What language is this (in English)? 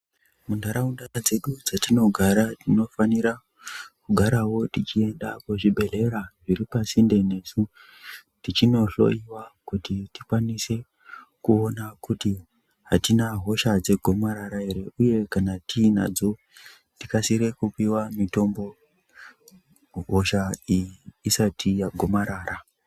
Ndau